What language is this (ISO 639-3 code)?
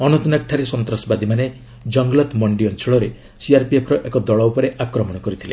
ori